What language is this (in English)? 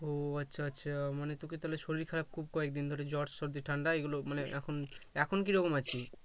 Bangla